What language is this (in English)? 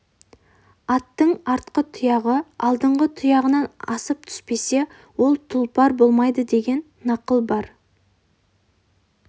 Kazakh